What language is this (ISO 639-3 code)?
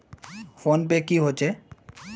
mag